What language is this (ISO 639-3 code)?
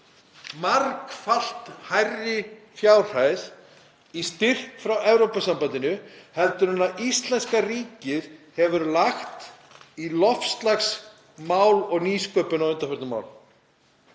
isl